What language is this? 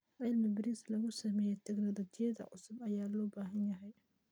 Somali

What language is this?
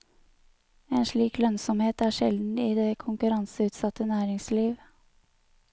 Norwegian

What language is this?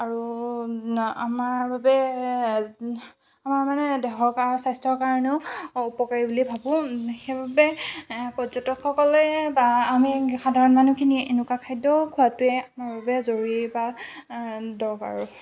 Assamese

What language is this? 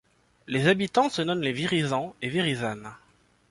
French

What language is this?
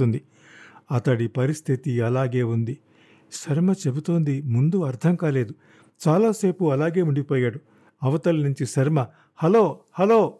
Telugu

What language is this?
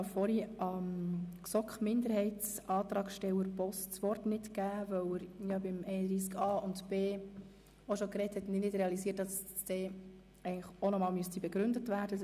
Swiss German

